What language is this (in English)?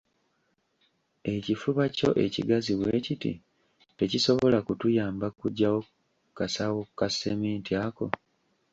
Ganda